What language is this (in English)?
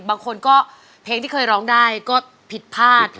Thai